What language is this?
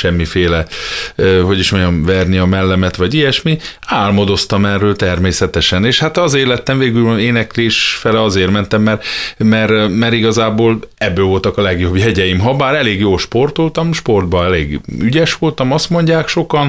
Hungarian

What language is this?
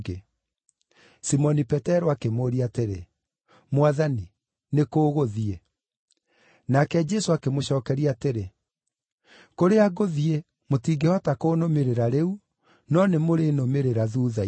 Kikuyu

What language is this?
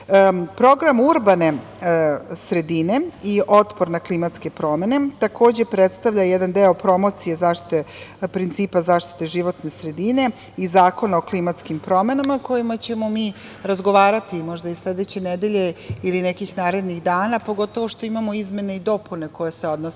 Serbian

